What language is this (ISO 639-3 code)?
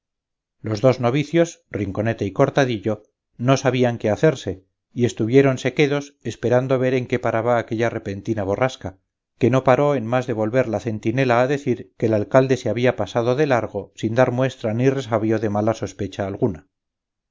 spa